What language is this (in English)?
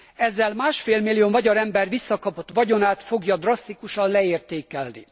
Hungarian